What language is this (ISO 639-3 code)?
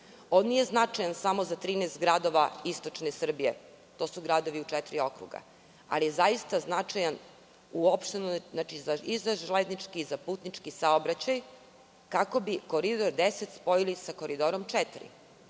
srp